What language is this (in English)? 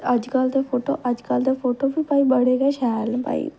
Dogri